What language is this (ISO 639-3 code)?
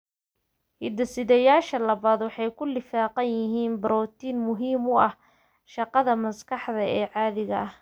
som